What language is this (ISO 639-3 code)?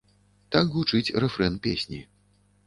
bel